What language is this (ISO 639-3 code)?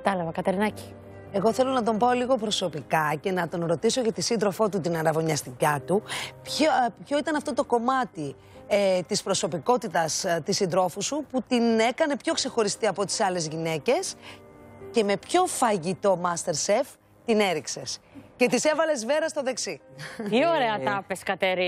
ell